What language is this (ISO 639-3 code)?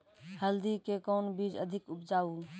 mai